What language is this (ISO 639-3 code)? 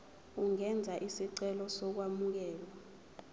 zul